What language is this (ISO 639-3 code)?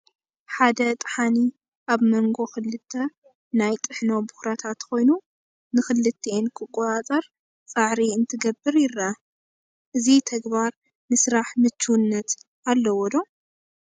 tir